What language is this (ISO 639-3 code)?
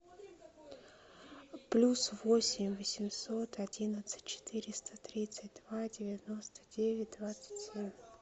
rus